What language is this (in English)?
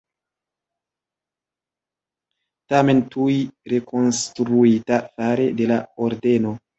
Esperanto